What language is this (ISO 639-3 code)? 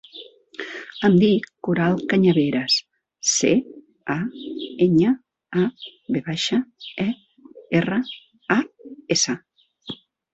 cat